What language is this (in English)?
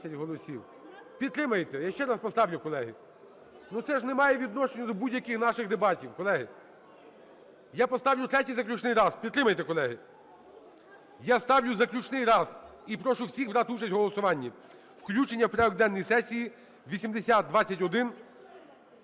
Ukrainian